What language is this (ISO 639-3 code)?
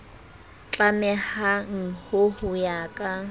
sot